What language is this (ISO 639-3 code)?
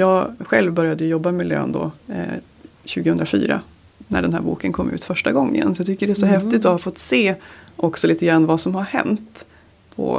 swe